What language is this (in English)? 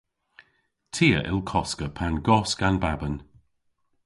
Cornish